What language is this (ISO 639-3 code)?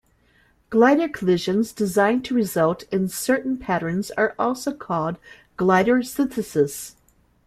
eng